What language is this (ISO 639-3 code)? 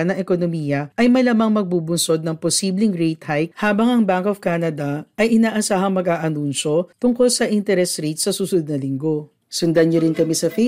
fil